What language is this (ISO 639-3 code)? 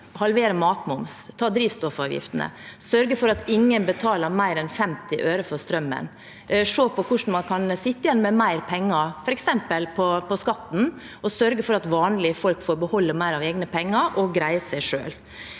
nor